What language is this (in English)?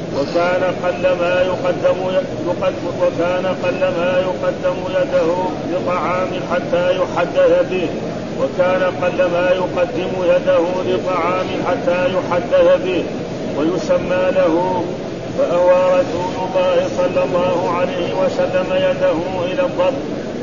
Arabic